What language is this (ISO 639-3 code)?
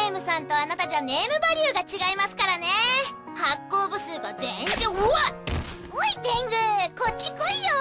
jpn